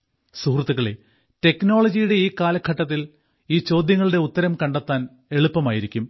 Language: Malayalam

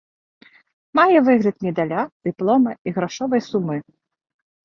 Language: Belarusian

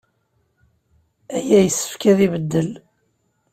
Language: Kabyle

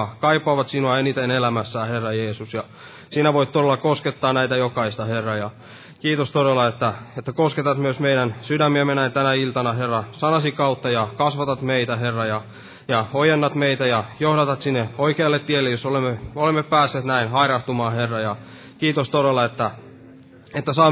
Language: Finnish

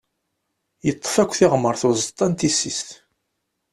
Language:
Kabyle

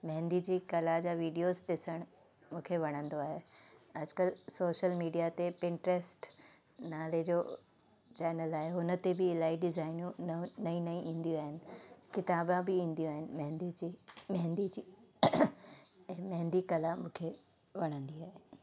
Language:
Sindhi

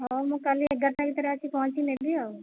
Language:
Odia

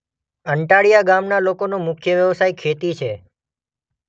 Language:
Gujarati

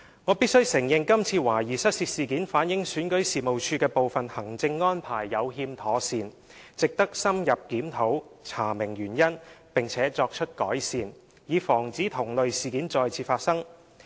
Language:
Cantonese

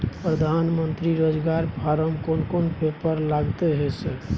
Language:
Maithili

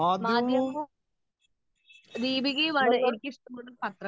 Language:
Malayalam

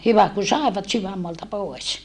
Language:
Finnish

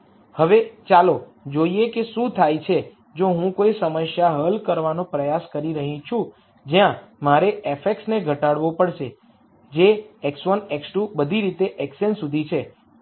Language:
Gujarati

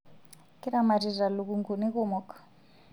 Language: Masai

